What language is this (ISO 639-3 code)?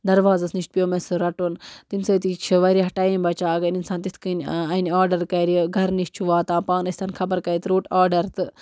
kas